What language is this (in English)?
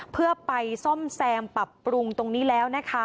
Thai